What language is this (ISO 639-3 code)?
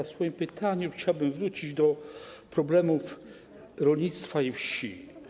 pol